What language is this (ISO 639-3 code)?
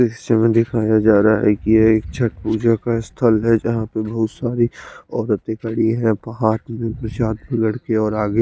hin